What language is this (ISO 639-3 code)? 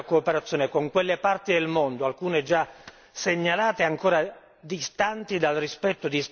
ita